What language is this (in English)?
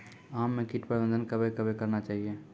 Maithili